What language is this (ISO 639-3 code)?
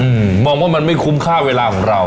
tha